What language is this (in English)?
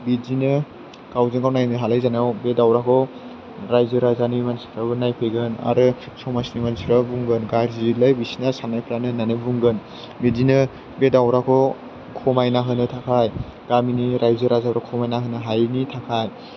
Bodo